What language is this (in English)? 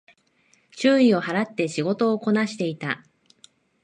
Japanese